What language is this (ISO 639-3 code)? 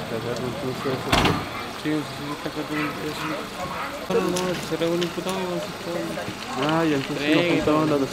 spa